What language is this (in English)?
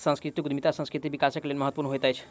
Maithili